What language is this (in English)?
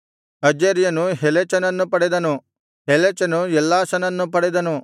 Kannada